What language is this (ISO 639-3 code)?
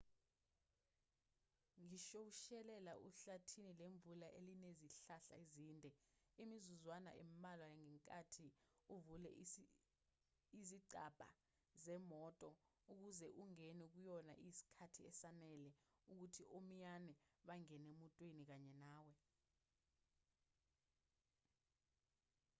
zul